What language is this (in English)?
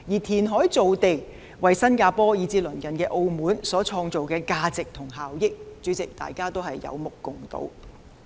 Cantonese